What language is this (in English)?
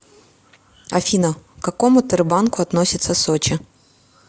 Russian